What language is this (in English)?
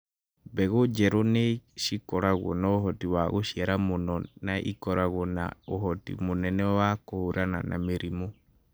Kikuyu